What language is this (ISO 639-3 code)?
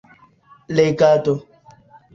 epo